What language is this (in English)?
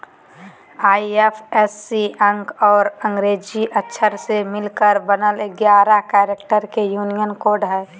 Magahi